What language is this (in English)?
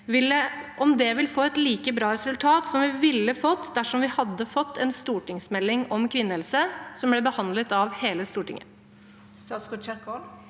Norwegian